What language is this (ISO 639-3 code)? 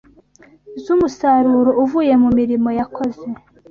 kin